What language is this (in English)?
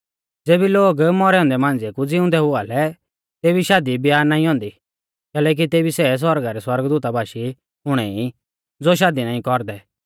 Mahasu Pahari